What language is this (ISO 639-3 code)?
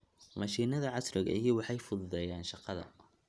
som